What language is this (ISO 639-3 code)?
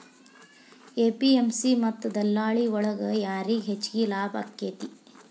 kan